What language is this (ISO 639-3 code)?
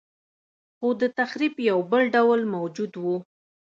pus